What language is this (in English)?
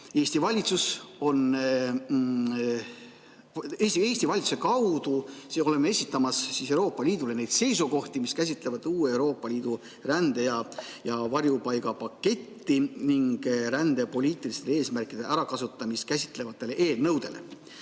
Estonian